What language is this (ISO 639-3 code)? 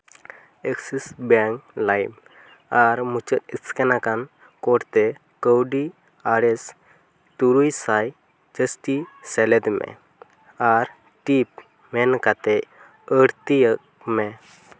sat